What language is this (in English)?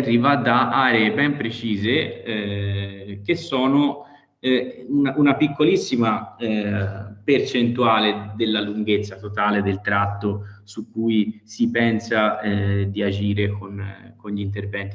Italian